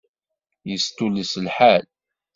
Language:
Kabyle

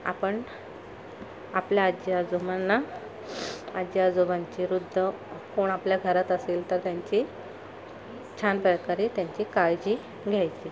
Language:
Marathi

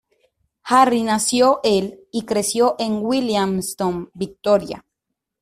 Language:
Spanish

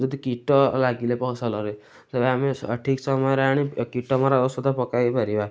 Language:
Odia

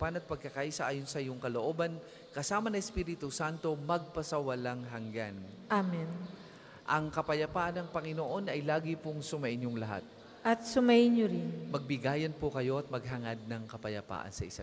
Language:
Filipino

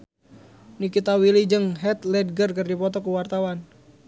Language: Sundanese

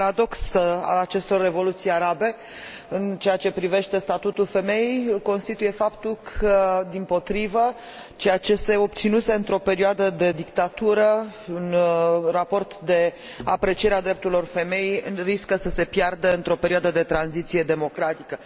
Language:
Romanian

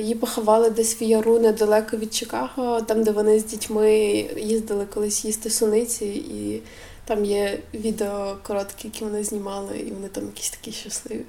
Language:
Ukrainian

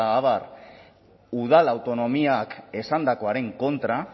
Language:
Basque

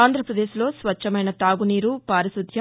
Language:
Telugu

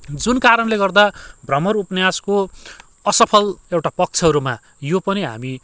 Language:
Nepali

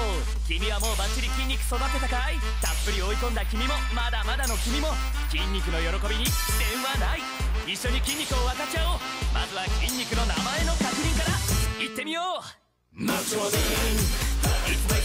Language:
Japanese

